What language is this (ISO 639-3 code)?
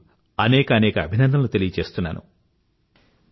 tel